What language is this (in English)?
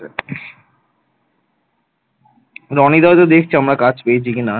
Bangla